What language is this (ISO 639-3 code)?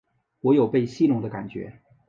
zho